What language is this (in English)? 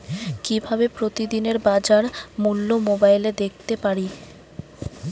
Bangla